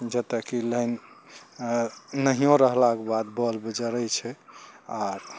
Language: Maithili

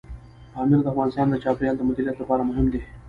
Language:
Pashto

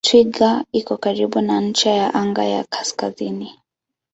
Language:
Swahili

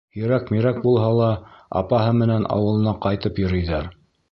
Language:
Bashkir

